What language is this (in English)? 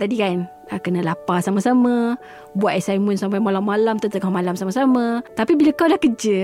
Malay